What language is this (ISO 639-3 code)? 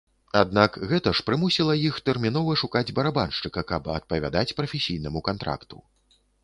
bel